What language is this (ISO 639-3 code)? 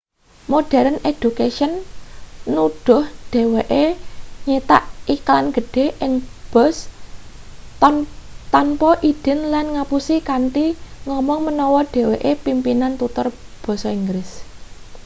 jav